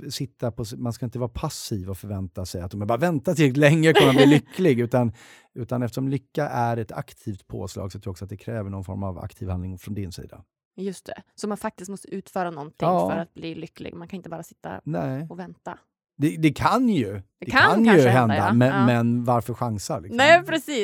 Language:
Swedish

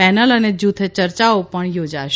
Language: Gujarati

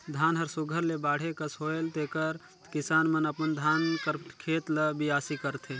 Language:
Chhattisgarhi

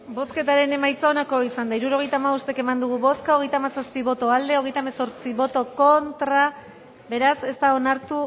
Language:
Basque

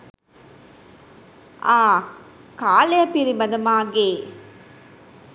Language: Sinhala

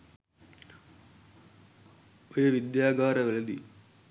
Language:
Sinhala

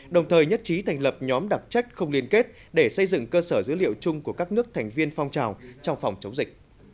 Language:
Vietnamese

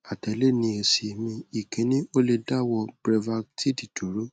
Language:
Yoruba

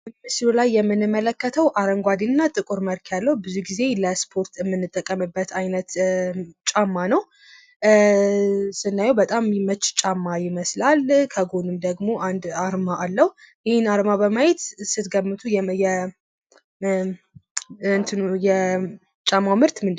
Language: Amharic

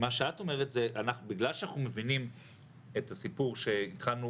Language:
Hebrew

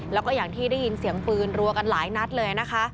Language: Thai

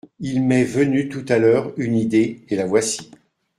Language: French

